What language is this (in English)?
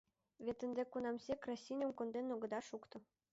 Mari